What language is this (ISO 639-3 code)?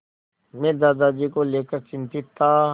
hin